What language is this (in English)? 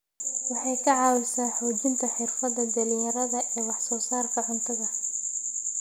Somali